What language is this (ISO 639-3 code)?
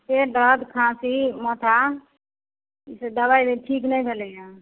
mai